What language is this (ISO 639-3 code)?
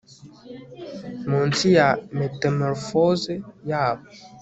kin